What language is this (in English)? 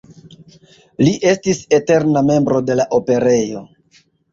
Esperanto